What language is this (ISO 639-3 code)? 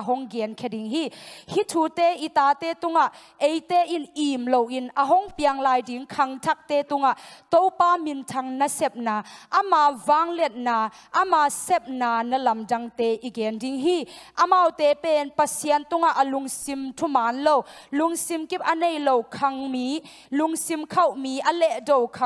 tha